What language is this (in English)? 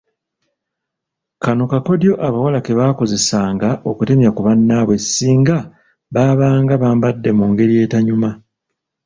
Ganda